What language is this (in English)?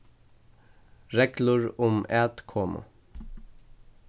Faroese